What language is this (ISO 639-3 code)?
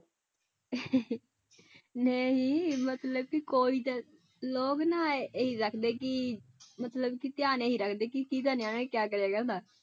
pan